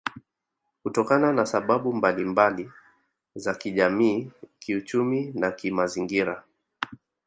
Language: Swahili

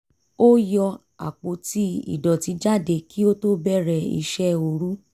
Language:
Yoruba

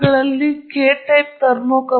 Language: Kannada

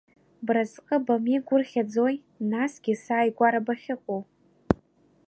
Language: Abkhazian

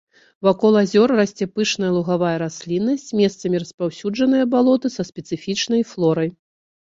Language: Belarusian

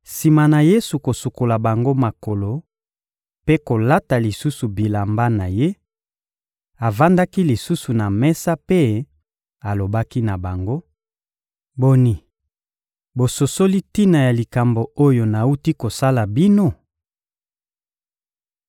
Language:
Lingala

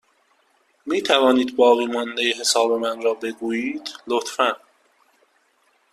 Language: Persian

